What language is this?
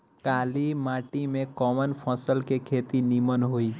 Bhojpuri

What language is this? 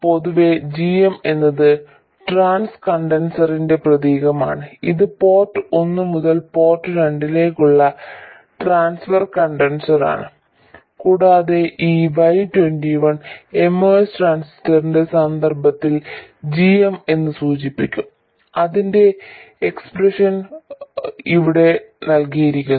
Malayalam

